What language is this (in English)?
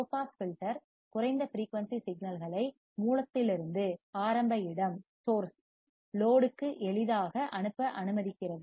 Tamil